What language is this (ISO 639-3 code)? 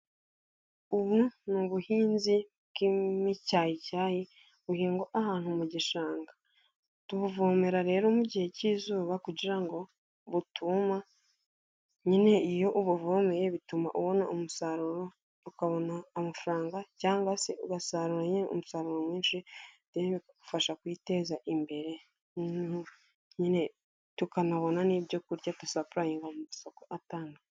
kin